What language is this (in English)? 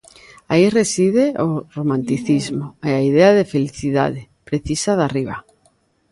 Galician